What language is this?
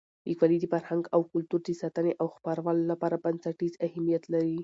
Pashto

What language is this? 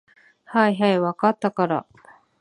Japanese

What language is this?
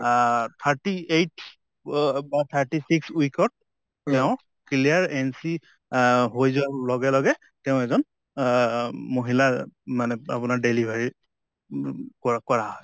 Assamese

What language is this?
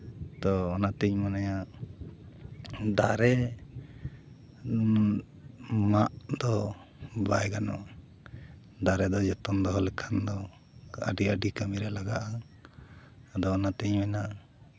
Santali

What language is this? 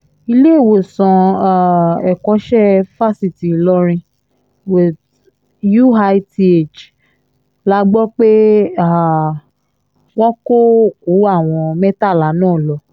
Yoruba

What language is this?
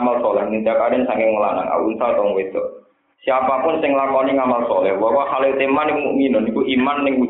Indonesian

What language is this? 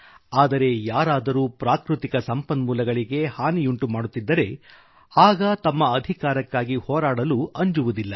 Kannada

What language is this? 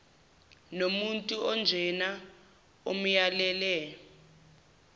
Zulu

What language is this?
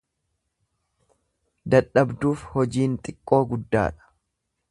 Oromo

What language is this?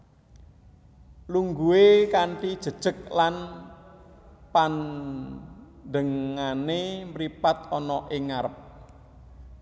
Javanese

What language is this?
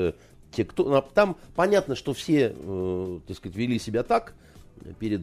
Russian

